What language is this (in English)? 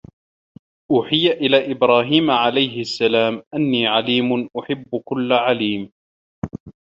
Arabic